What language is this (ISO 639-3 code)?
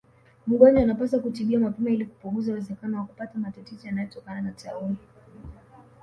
swa